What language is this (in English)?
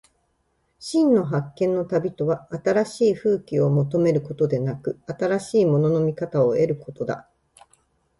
Japanese